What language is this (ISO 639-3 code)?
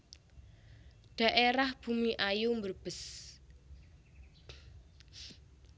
jav